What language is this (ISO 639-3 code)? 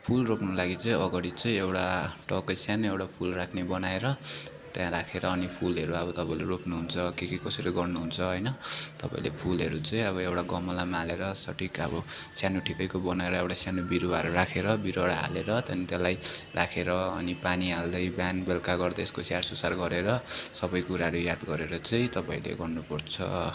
nep